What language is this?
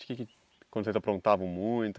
Portuguese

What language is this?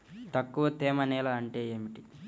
Telugu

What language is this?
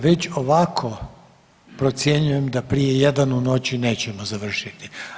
Croatian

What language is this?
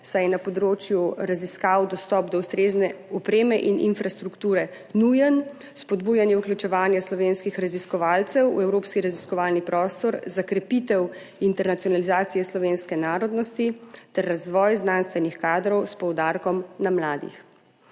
Slovenian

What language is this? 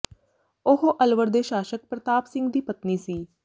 Punjabi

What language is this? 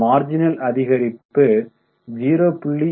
Tamil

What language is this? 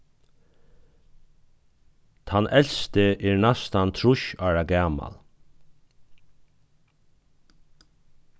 Faroese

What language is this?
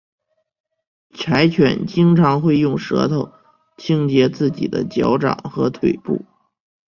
Chinese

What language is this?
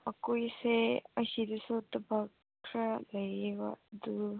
Manipuri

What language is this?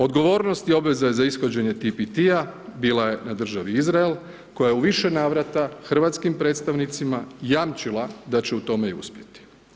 Croatian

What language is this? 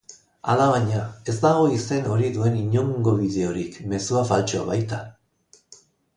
Basque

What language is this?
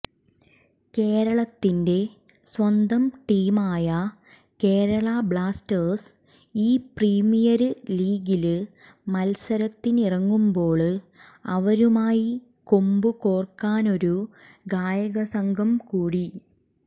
Malayalam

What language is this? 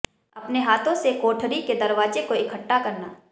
Hindi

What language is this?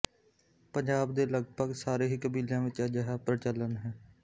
Punjabi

